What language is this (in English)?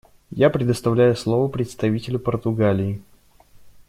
Russian